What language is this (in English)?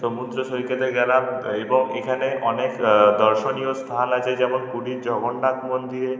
Bangla